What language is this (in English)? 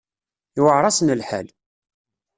Kabyle